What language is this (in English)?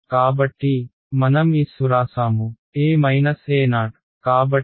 Telugu